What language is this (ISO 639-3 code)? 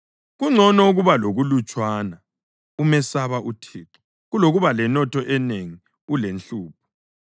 nde